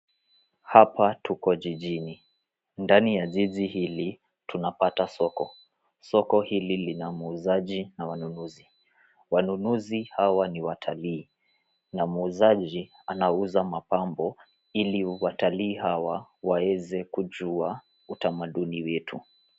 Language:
Swahili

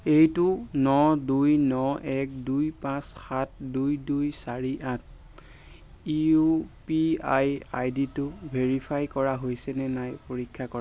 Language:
Assamese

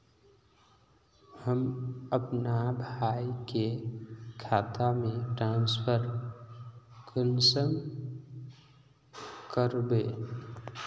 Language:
Magahi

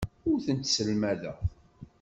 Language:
Kabyle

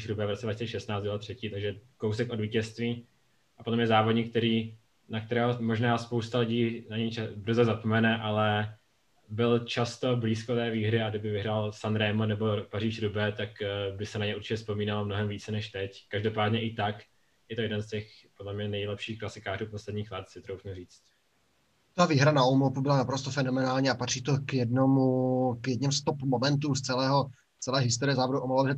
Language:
Czech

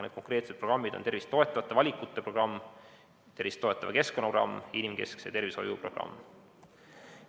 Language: Estonian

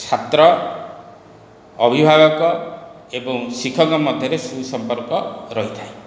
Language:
Odia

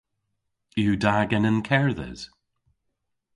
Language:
Cornish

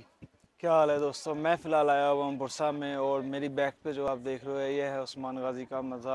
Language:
Hindi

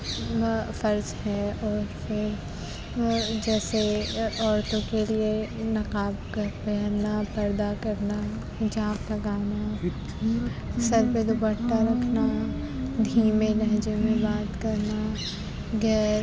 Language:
Urdu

